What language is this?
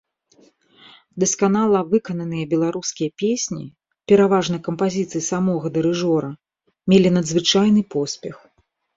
Belarusian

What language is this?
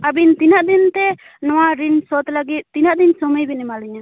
Santali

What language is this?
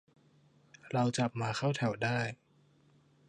Thai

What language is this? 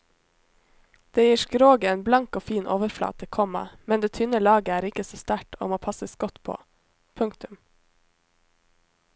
Norwegian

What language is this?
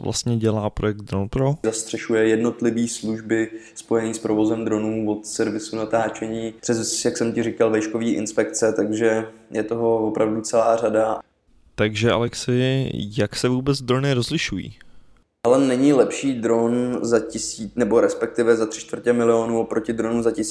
Czech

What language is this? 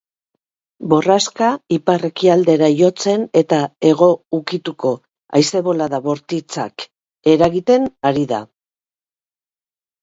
Basque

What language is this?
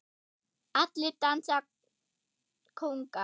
Icelandic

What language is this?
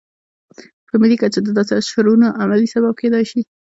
Pashto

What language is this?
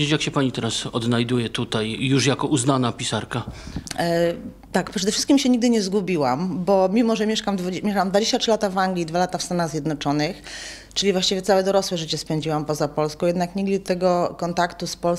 Polish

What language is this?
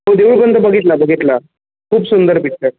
Marathi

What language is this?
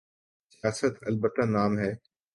Urdu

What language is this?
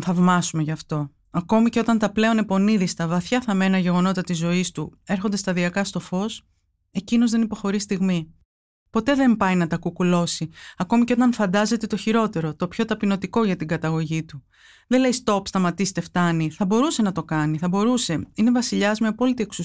Greek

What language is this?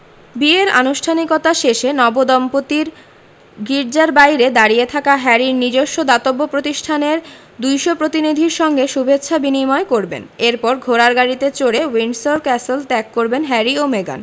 Bangla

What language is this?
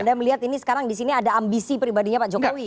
Indonesian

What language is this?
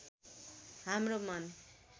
Nepali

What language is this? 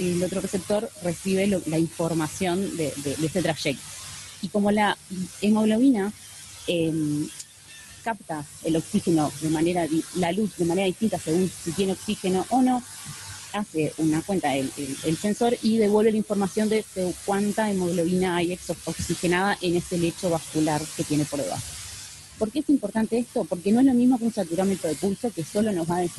Spanish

